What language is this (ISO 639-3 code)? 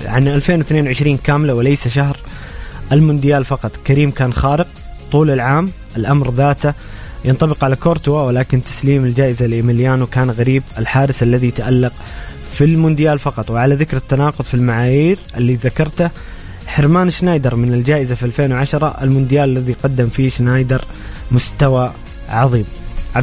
ara